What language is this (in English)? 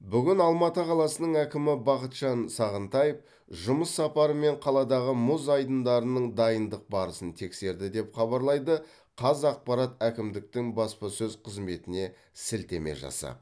Kazakh